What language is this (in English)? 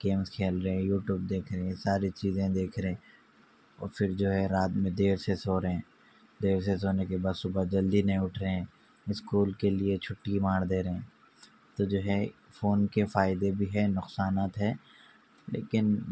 Urdu